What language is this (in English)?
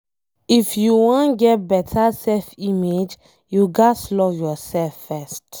Nigerian Pidgin